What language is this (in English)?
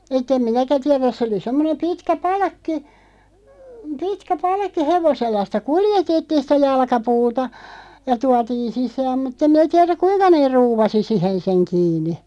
Finnish